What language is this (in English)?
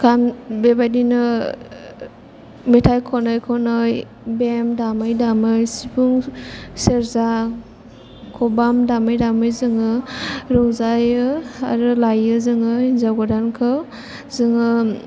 Bodo